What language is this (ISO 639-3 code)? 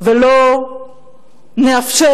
heb